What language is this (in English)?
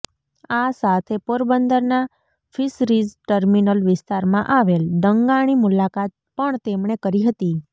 Gujarati